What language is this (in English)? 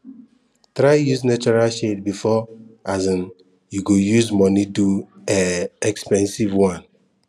Nigerian Pidgin